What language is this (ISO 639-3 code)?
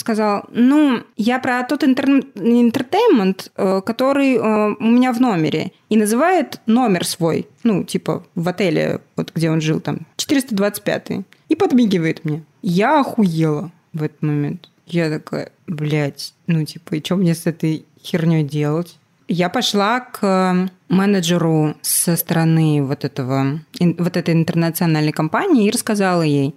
rus